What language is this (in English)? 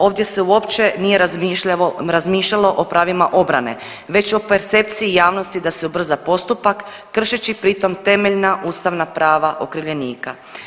Croatian